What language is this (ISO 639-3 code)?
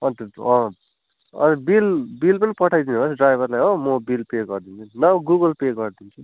nep